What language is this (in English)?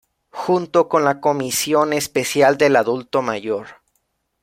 Spanish